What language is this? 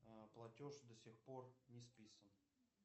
Russian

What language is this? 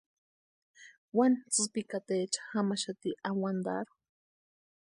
Western Highland Purepecha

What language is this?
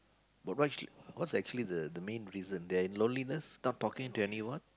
English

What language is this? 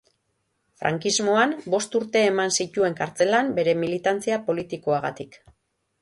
Basque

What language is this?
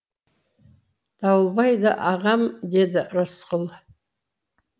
Kazakh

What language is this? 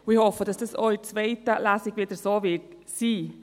Swiss German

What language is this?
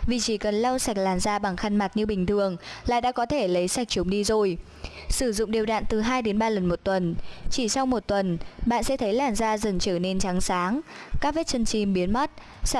Vietnamese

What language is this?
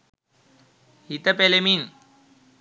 Sinhala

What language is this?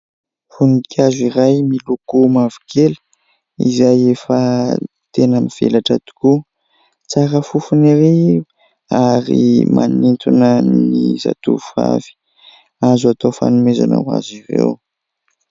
Malagasy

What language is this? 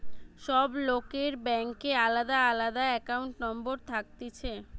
Bangla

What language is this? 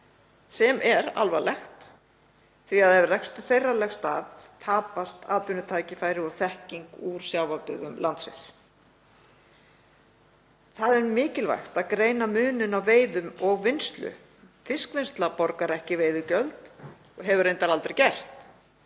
Icelandic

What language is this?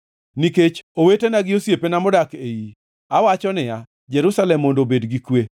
Luo (Kenya and Tanzania)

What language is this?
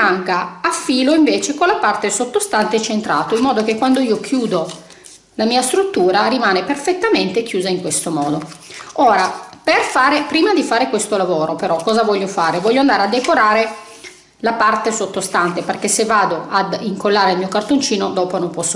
Italian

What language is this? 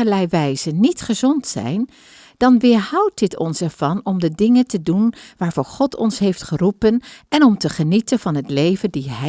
Dutch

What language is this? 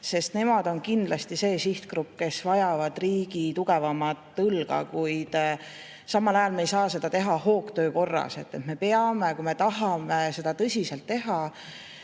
Estonian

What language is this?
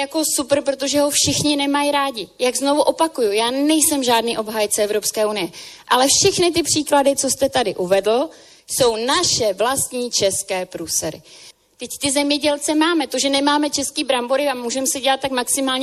Czech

